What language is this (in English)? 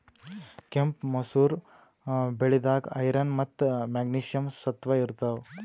Kannada